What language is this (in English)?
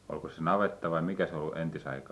Finnish